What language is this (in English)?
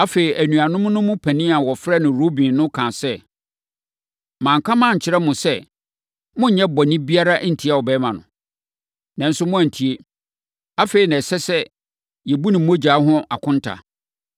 Akan